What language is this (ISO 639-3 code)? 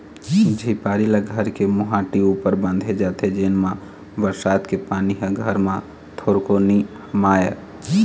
hne